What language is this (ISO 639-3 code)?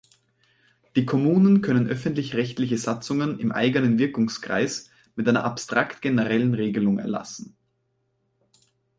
deu